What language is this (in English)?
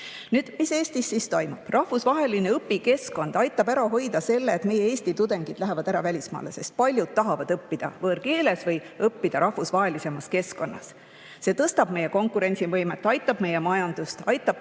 Estonian